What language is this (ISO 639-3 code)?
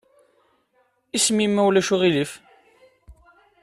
kab